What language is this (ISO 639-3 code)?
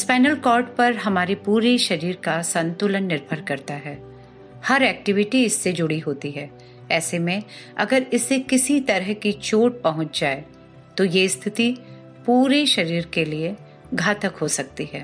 hin